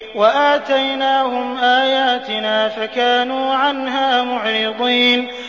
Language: Arabic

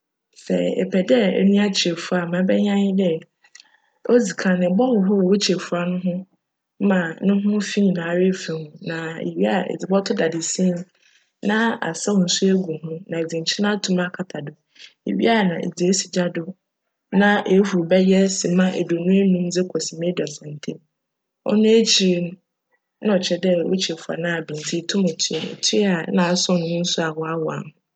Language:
Akan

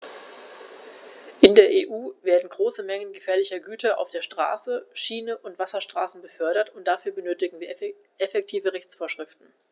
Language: German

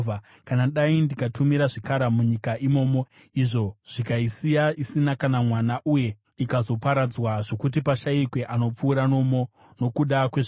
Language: Shona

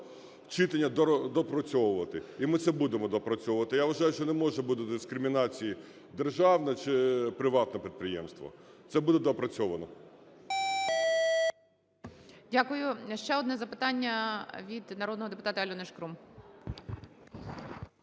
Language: Ukrainian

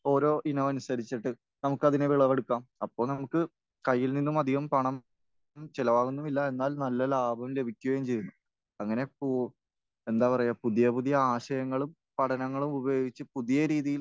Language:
Malayalam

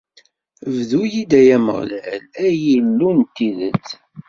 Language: Kabyle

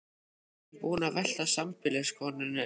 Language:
Icelandic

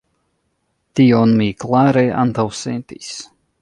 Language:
Esperanto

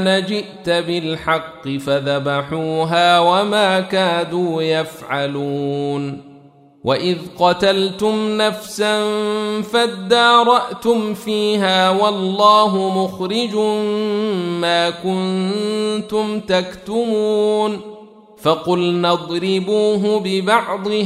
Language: Arabic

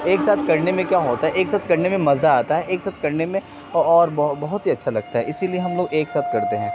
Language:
Urdu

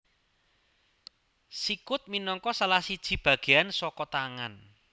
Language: Javanese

